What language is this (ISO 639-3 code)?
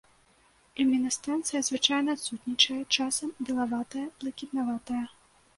bel